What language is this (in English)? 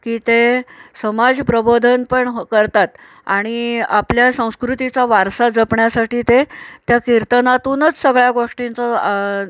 Marathi